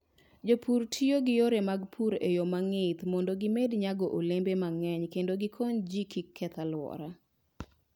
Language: Luo (Kenya and Tanzania)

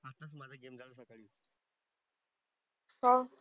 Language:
Marathi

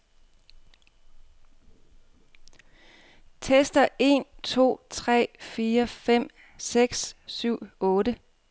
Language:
Danish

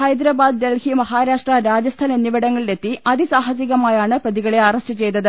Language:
Malayalam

